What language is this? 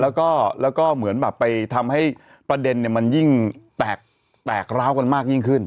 Thai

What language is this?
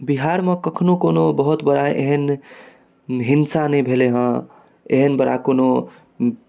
Maithili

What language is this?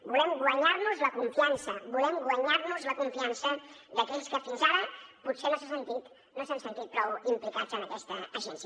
Catalan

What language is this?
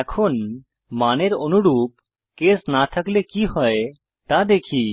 Bangla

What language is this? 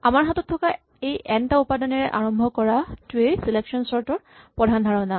Assamese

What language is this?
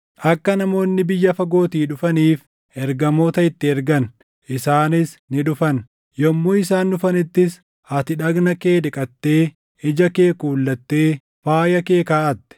Oromo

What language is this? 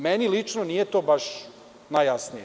Serbian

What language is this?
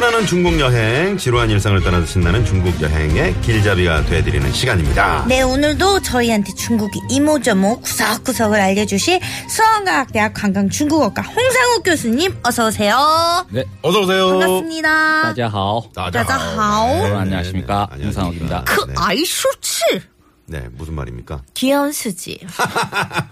Korean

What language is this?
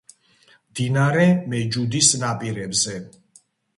Georgian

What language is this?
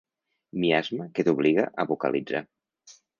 Catalan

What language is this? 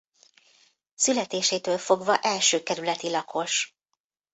Hungarian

